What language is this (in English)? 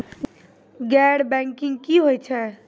Maithili